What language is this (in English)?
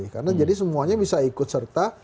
Indonesian